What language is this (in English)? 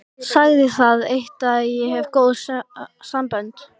Icelandic